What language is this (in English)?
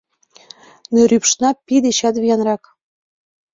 Mari